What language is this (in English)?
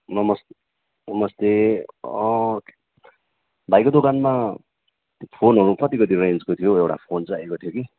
Nepali